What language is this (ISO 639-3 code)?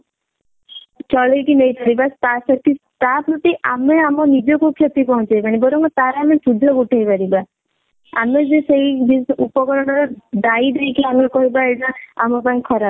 ori